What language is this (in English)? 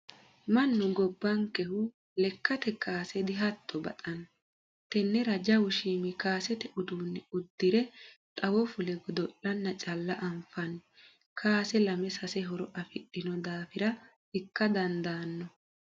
Sidamo